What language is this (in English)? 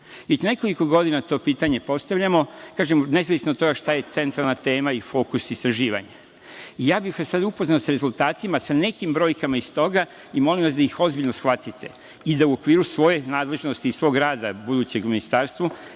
Serbian